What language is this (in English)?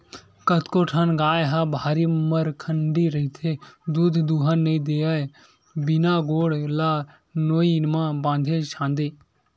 Chhattisgarhi